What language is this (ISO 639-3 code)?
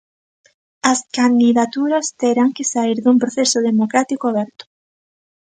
glg